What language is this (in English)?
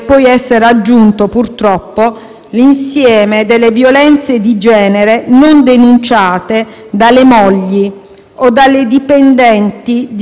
Italian